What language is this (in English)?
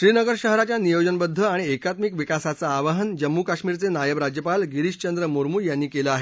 Marathi